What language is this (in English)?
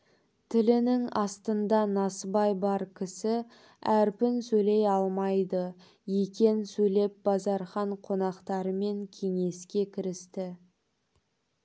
Kazakh